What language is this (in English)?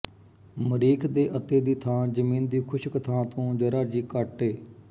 Punjabi